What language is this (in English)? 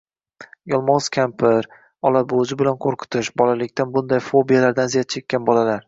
Uzbek